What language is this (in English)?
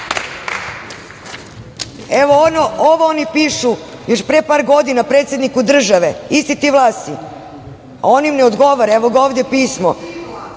Serbian